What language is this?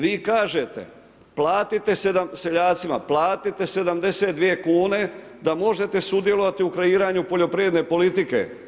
Croatian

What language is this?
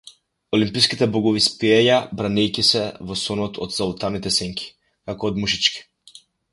Macedonian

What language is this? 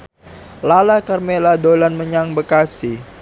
Javanese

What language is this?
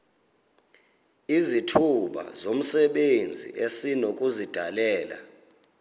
Xhosa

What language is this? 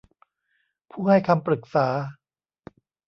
Thai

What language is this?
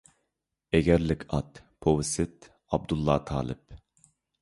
Uyghur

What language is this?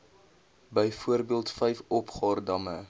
Afrikaans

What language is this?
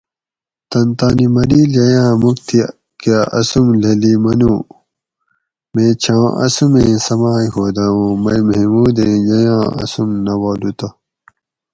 Gawri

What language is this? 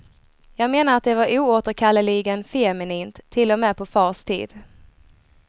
Swedish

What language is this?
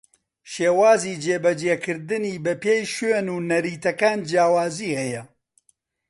Central Kurdish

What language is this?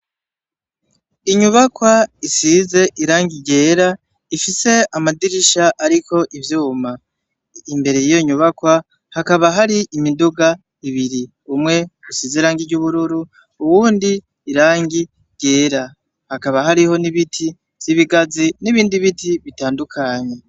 Rundi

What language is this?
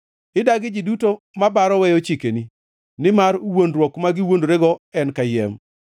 Luo (Kenya and Tanzania)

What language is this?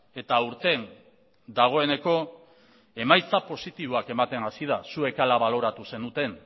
Basque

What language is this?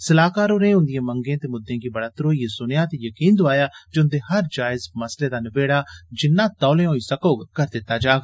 Dogri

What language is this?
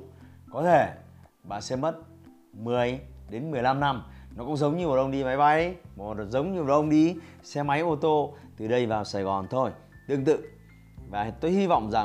Vietnamese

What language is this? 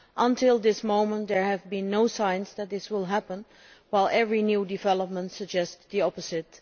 English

